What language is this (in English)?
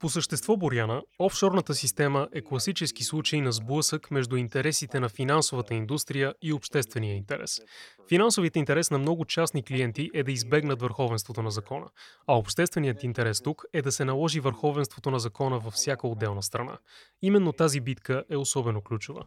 Bulgarian